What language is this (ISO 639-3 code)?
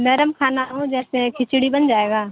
urd